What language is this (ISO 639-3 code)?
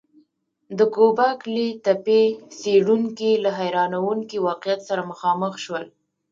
pus